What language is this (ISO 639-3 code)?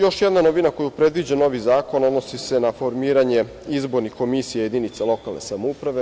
srp